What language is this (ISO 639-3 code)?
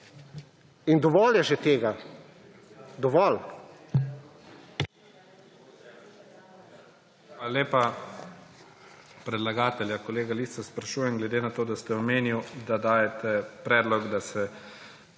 slv